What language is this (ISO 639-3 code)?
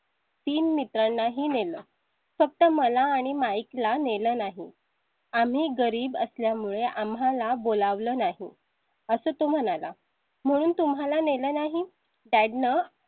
mar